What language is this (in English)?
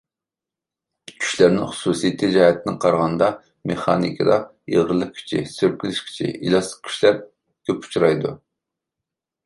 Uyghur